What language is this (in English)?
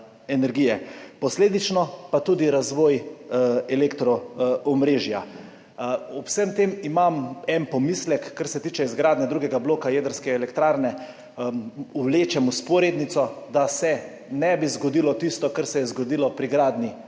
Slovenian